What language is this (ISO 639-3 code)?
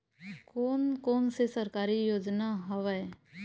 hne